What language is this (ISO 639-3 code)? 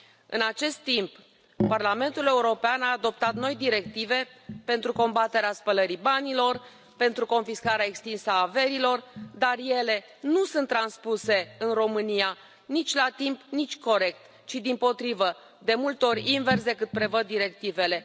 ron